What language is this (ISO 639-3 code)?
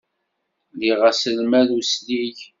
kab